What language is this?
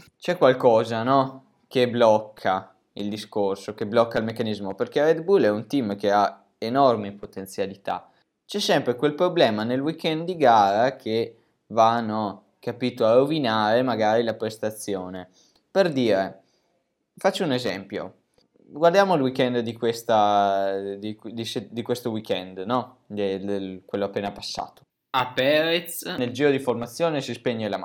Italian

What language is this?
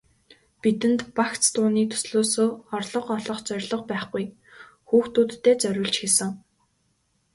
Mongolian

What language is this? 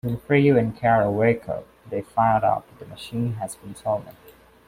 English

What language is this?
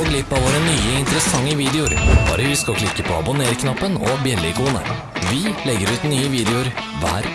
Norwegian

